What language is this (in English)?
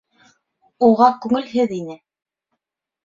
Bashkir